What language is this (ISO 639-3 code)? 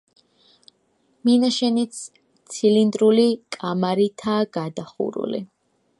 kat